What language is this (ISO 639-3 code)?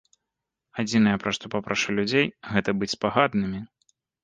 bel